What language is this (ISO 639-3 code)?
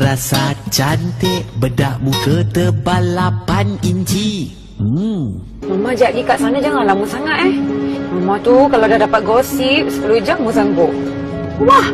msa